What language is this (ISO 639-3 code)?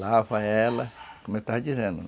por